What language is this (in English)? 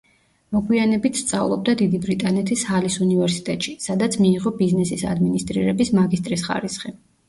Georgian